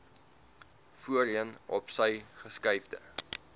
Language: Afrikaans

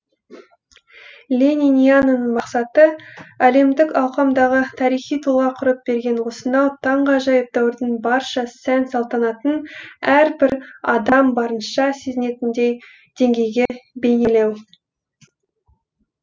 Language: Kazakh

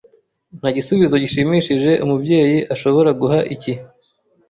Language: Kinyarwanda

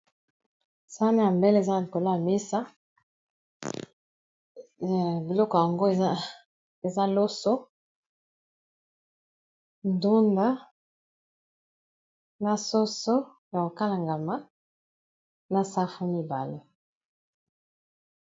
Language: Lingala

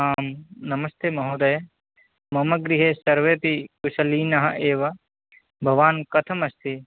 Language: Sanskrit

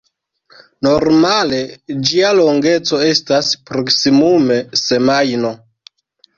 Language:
Esperanto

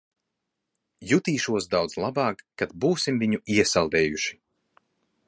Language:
Latvian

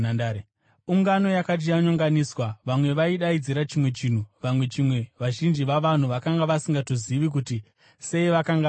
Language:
Shona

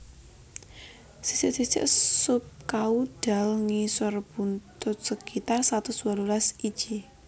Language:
Javanese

